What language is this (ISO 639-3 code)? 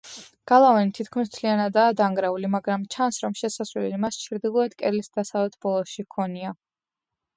kat